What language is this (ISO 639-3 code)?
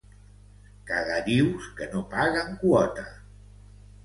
cat